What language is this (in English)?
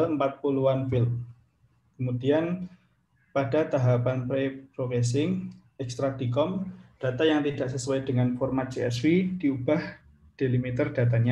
Indonesian